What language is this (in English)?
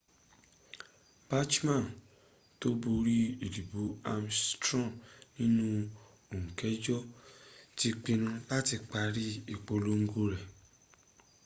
Yoruba